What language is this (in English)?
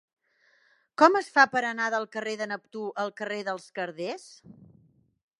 Catalan